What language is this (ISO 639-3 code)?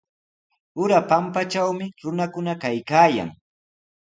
qws